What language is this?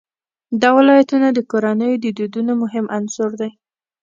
Pashto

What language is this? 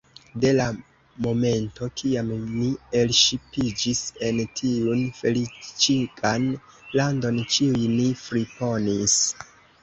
Esperanto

